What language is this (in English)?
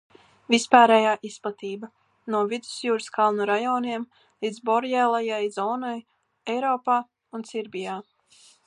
Latvian